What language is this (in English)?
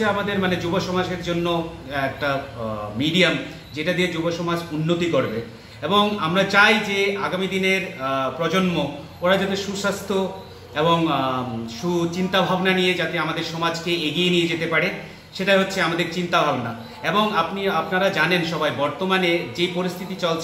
Bangla